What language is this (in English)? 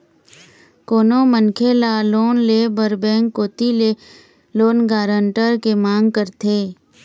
Chhattisgarhi